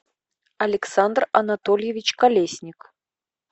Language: Russian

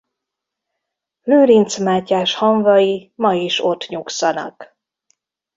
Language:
Hungarian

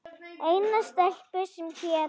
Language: Icelandic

